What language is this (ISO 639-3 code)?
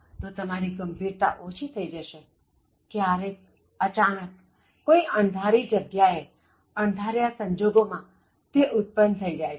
guj